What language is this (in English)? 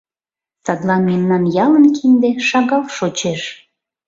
Mari